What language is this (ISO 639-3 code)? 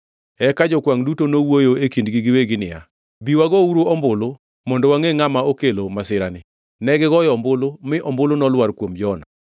luo